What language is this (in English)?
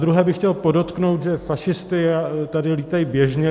Czech